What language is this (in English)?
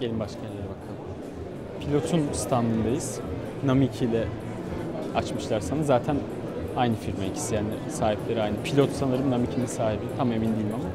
Turkish